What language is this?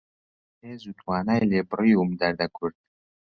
Central Kurdish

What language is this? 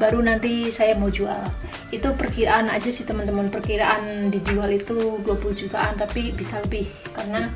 Indonesian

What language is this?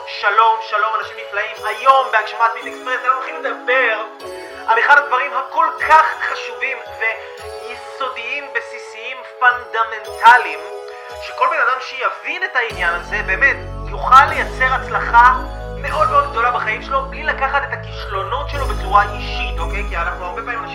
Hebrew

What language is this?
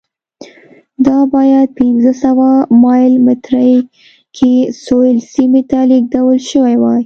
Pashto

